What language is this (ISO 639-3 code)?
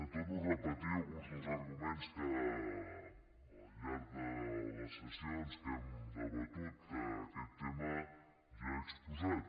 cat